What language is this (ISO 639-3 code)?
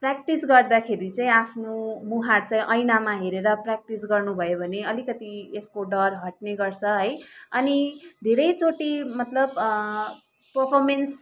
nep